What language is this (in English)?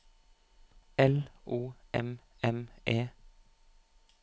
Norwegian